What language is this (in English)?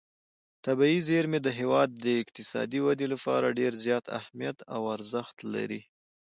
Pashto